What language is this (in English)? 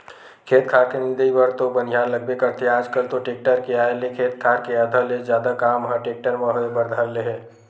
Chhattisgarhi